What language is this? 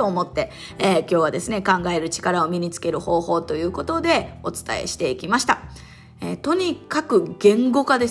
Japanese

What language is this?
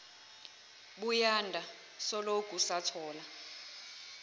Zulu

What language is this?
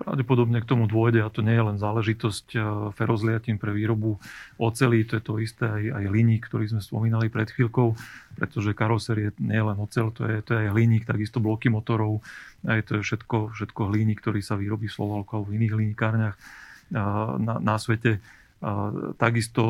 Slovak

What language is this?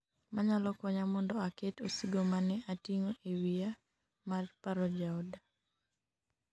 Luo (Kenya and Tanzania)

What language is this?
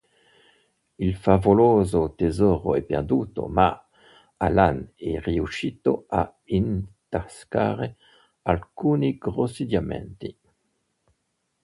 Italian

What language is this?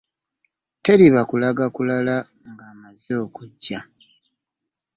Ganda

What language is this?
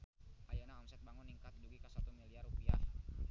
Sundanese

